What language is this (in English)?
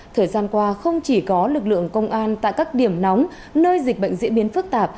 Vietnamese